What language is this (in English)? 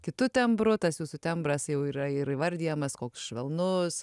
Lithuanian